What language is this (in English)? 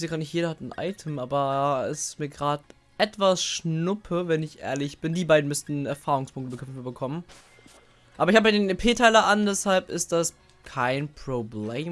German